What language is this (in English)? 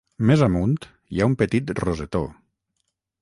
Catalan